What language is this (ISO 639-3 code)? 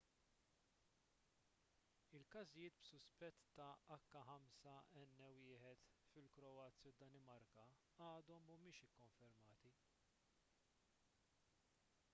mlt